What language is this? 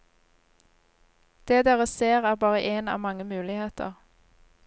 Norwegian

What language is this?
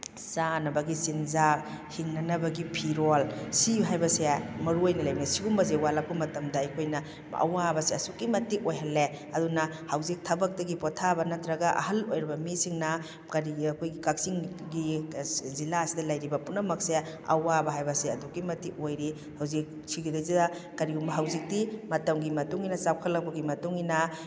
Manipuri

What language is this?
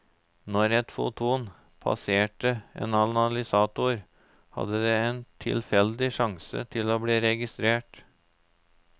Norwegian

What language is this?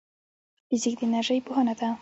Pashto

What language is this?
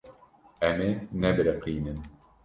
Kurdish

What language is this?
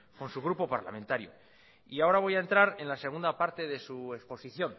Spanish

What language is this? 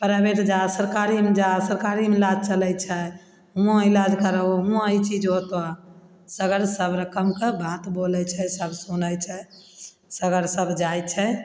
Maithili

